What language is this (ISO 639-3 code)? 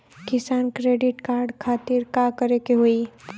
bho